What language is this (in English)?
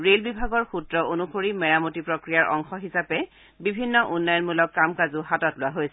Assamese